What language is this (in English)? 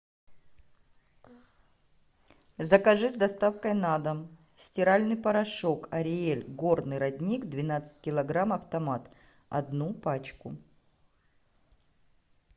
Russian